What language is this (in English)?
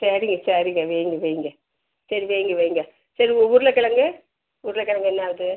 Tamil